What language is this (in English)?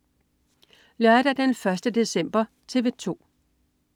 Danish